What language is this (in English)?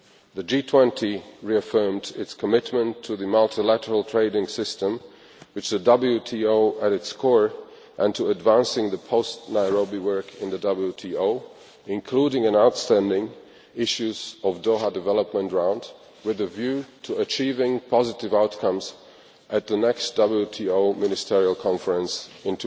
English